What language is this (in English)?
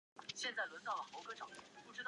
Chinese